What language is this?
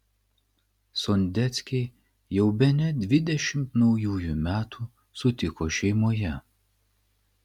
Lithuanian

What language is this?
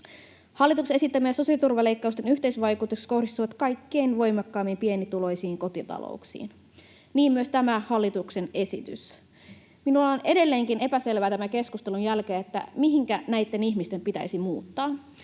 Finnish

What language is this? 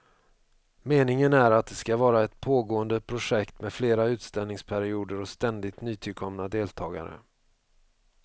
Swedish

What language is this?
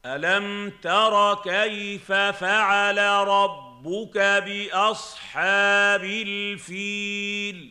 Arabic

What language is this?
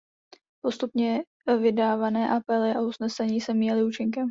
Czech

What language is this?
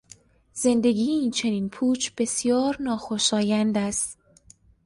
Persian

